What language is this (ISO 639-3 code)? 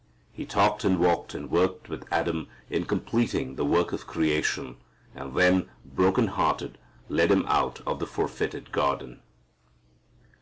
eng